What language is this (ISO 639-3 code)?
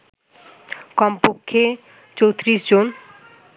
ben